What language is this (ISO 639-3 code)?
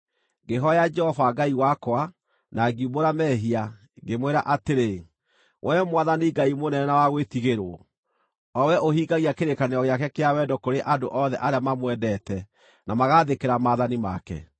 kik